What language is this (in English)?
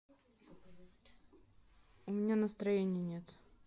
Russian